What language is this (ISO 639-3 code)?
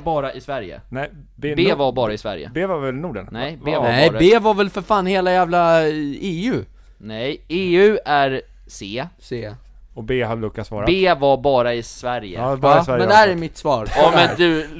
swe